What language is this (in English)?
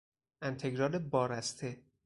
Persian